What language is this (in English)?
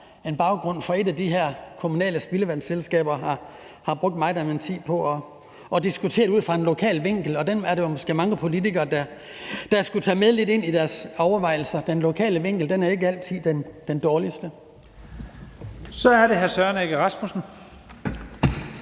Danish